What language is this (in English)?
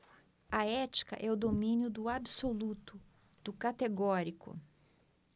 Portuguese